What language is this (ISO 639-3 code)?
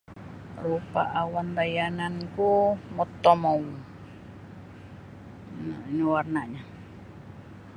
bsy